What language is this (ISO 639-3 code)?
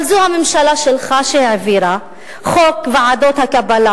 heb